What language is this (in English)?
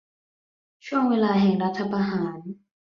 Thai